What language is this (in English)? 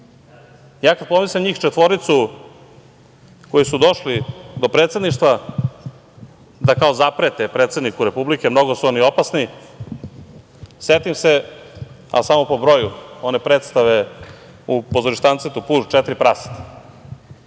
Serbian